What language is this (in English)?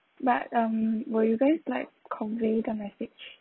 English